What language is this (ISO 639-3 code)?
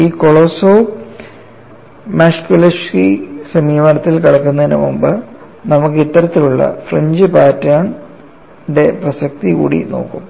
mal